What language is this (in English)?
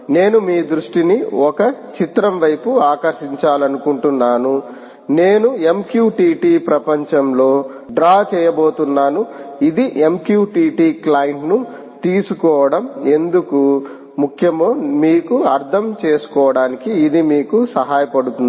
Telugu